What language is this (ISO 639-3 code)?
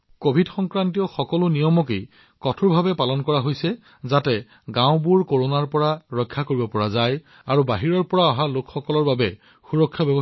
asm